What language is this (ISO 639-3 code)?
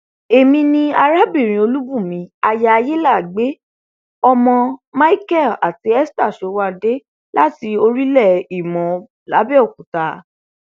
yor